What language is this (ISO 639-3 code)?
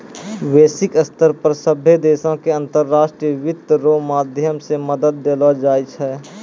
mai